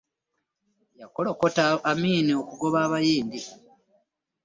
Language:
Ganda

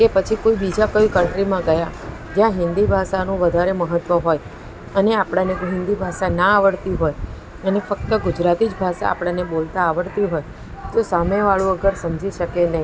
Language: Gujarati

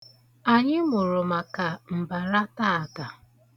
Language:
Igbo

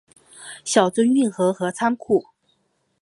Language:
Chinese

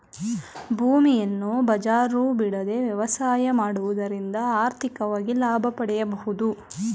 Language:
Kannada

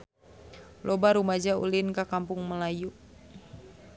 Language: Sundanese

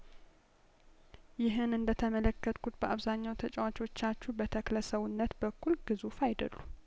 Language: Amharic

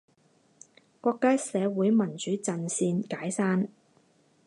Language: Chinese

